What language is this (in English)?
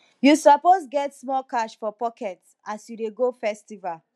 Nigerian Pidgin